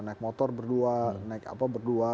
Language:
Indonesian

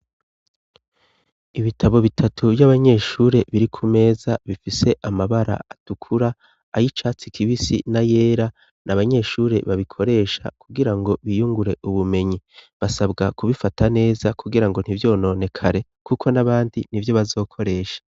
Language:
Rundi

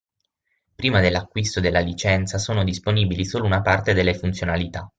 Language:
Italian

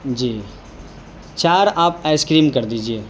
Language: Urdu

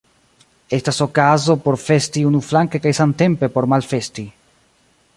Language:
Esperanto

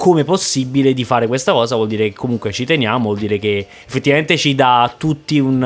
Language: Italian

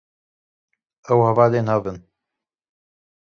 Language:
Kurdish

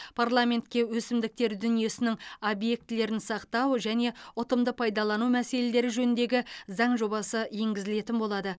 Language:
Kazakh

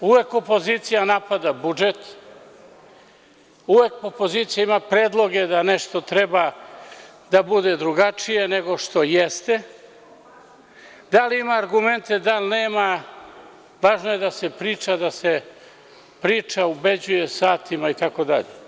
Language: Serbian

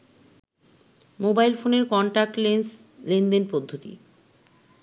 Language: Bangla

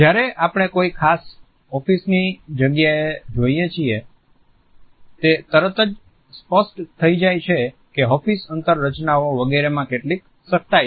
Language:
Gujarati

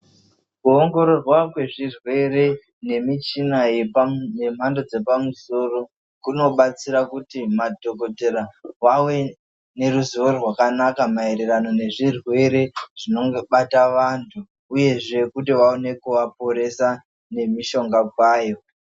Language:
Ndau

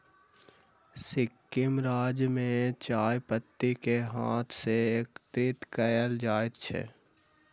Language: Maithili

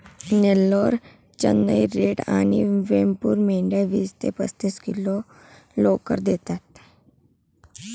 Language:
Marathi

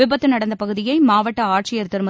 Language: Tamil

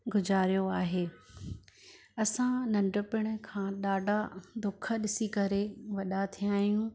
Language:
Sindhi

